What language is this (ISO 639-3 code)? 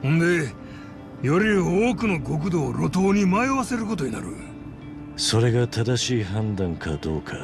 jpn